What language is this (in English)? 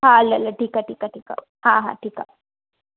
Sindhi